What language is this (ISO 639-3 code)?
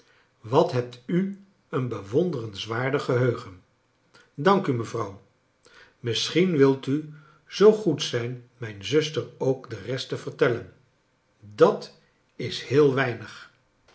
nld